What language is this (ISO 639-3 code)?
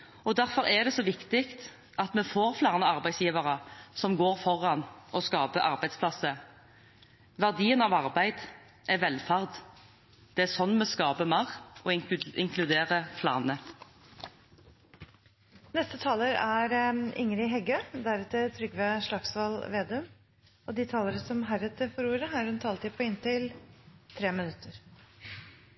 nob